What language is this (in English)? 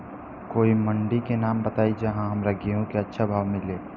Bhojpuri